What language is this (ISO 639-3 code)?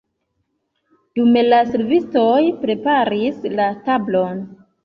epo